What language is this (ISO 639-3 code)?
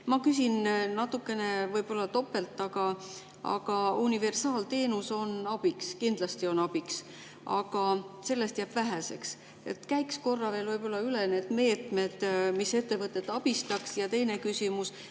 est